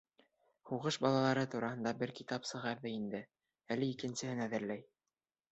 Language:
Bashkir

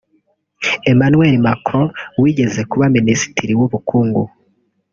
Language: Kinyarwanda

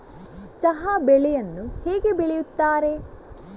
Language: Kannada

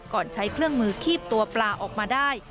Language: Thai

